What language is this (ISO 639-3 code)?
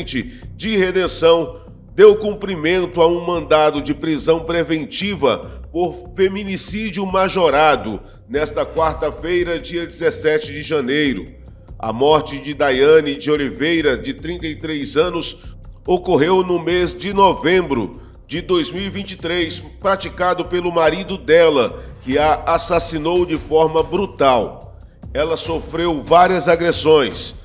por